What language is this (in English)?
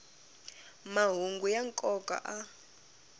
Tsonga